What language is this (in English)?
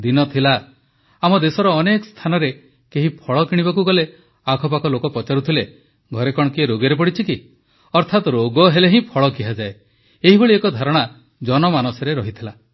Odia